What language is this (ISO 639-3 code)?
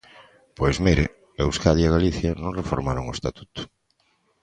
glg